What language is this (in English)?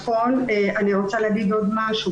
Hebrew